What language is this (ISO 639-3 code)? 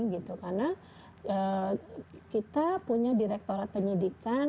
ind